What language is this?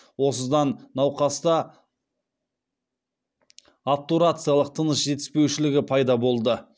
Kazakh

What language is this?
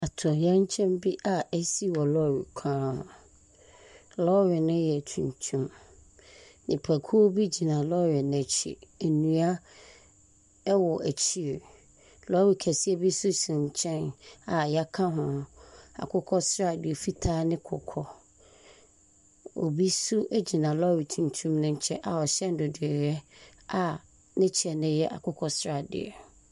Akan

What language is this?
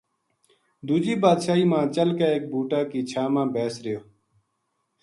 Gujari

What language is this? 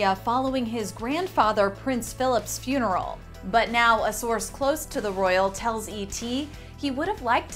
English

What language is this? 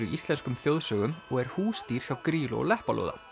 Icelandic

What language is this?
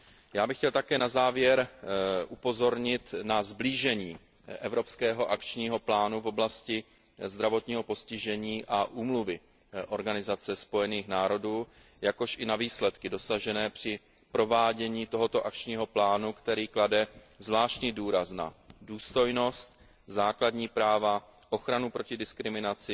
Czech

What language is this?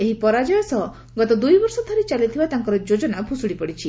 Odia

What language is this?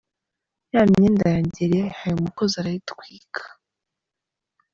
Kinyarwanda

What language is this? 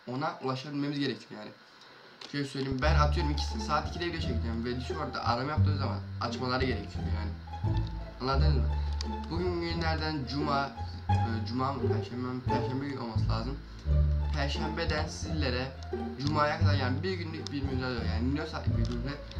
Turkish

